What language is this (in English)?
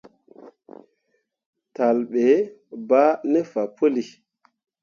Mundang